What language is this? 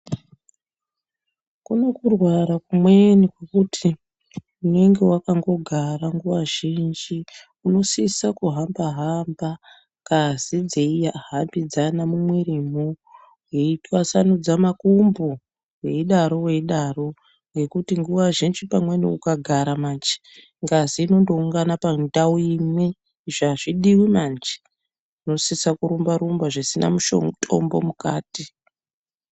Ndau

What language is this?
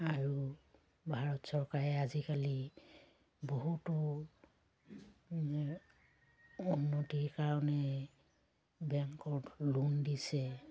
Assamese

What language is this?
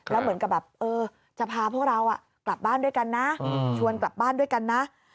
Thai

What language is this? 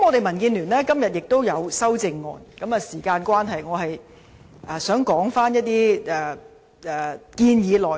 Cantonese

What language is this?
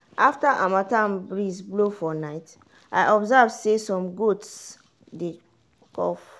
Nigerian Pidgin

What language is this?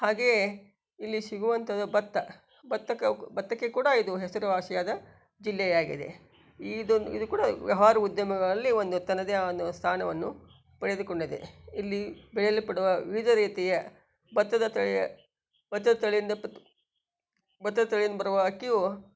Kannada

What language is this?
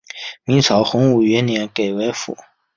Chinese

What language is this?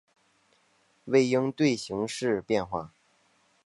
Chinese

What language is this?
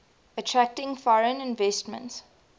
English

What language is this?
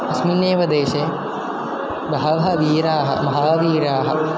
Sanskrit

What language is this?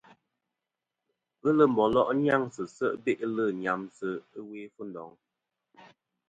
Kom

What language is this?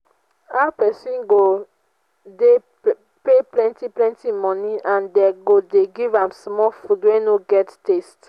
Nigerian Pidgin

